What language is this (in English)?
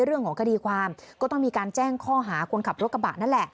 Thai